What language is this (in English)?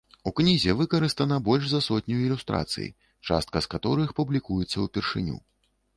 Belarusian